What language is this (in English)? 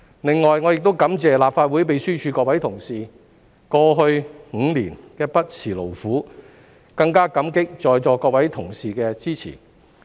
Cantonese